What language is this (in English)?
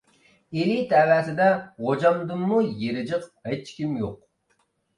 Uyghur